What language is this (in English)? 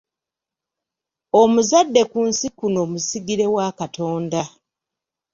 Ganda